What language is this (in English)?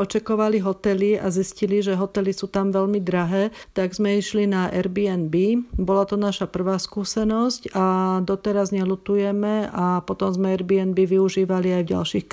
Slovak